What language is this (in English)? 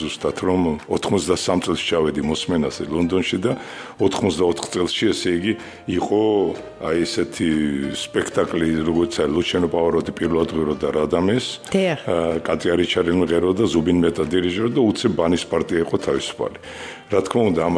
Romanian